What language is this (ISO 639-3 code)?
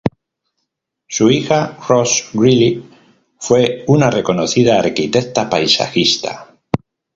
spa